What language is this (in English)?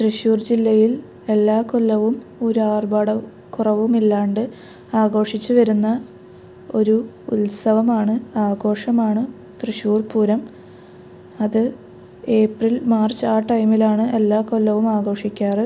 Malayalam